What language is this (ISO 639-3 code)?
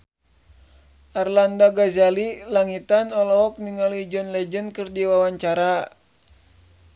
sun